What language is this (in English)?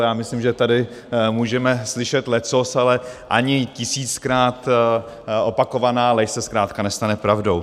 Czech